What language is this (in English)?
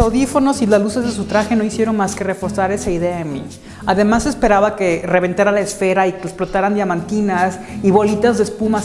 Spanish